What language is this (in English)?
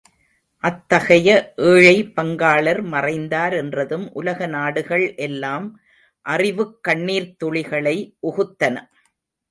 Tamil